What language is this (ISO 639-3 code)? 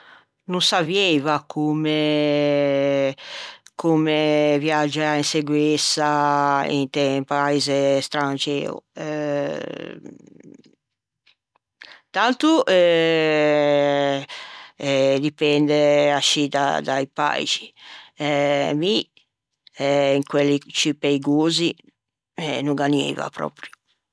lij